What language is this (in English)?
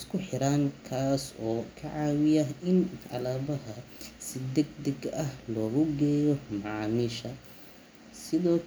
Somali